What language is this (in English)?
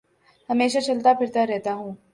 Urdu